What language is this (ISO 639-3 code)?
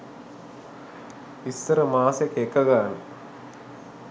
sin